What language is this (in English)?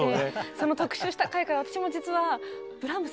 Japanese